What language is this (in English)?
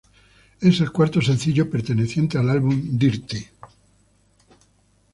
Spanish